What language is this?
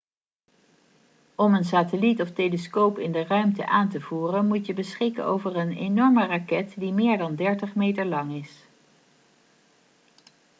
Dutch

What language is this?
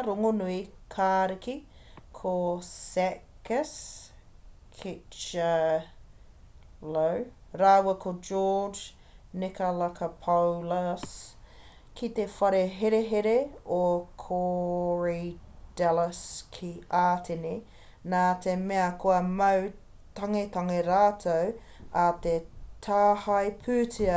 Māori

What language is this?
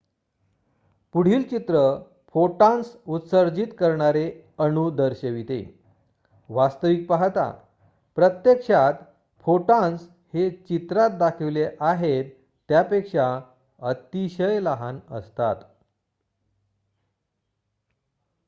Marathi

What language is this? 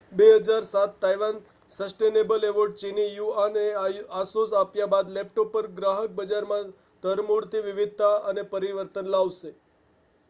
Gujarati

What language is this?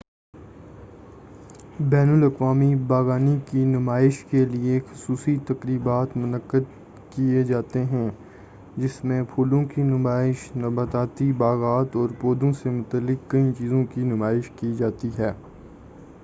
Urdu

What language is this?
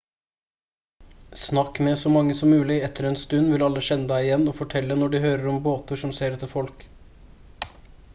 Norwegian Bokmål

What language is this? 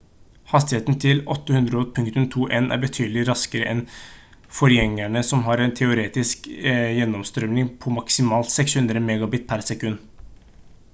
Norwegian Bokmål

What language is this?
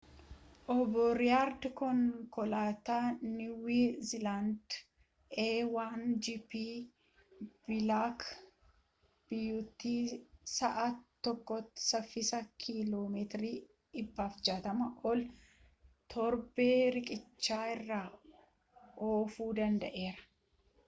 Oromo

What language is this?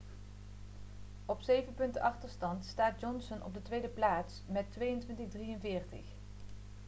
Dutch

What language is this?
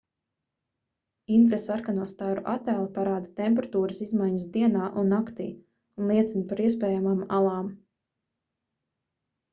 Latvian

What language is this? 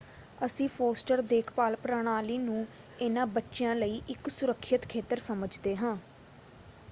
Punjabi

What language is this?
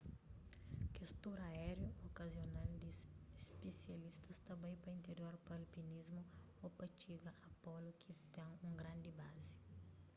Kabuverdianu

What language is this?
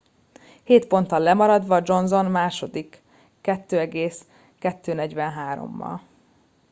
Hungarian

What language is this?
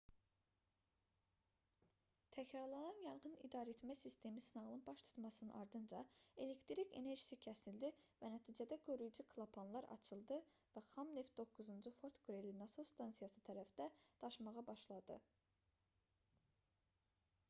Azerbaijani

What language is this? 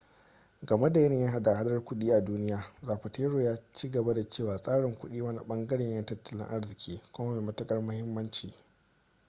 Hausa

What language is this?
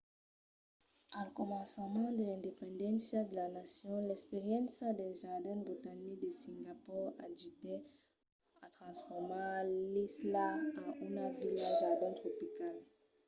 Occitan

